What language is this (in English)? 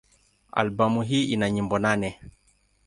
Swahili